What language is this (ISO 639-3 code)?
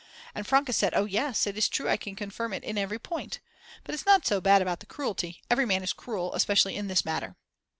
eng